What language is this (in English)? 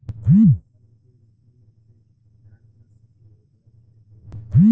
Bhojpuri